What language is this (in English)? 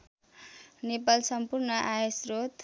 Nepali